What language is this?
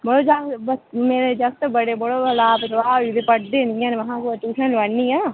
Dogri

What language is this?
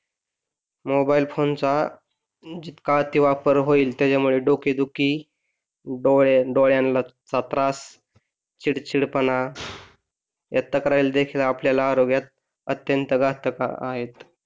Marathi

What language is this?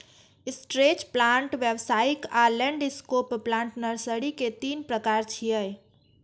Maithili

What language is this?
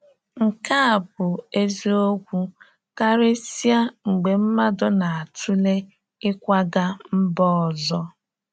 Igbo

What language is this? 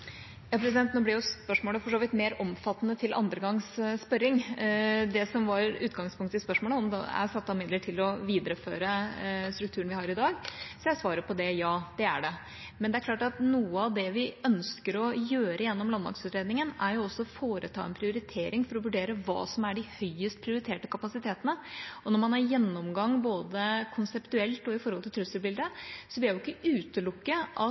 Norwegian Bokmål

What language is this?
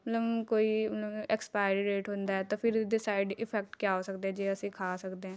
Punjabi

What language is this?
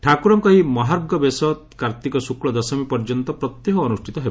Odia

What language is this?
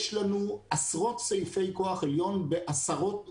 Hebrew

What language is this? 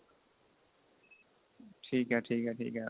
Punjabi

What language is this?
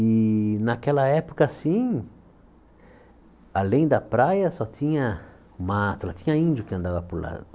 Portuguese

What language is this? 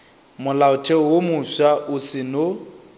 Northern Sotho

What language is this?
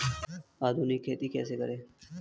Hindi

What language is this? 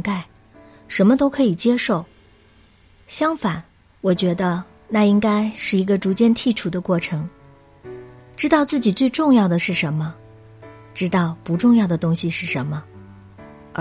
Chinese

